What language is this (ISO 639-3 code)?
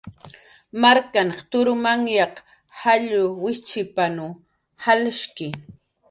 jqr